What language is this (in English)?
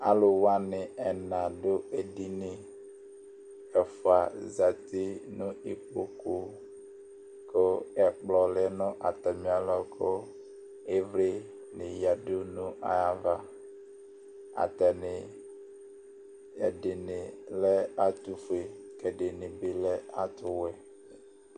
Ikposo